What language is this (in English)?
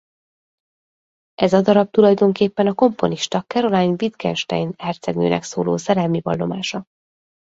Hungarian